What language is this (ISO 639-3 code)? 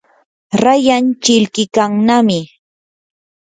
qur